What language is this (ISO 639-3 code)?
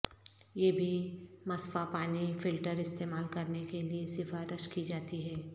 urd